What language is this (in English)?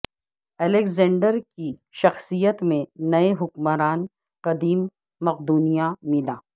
Urdu